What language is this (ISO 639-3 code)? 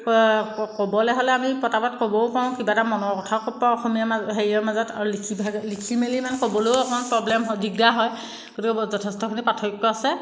asm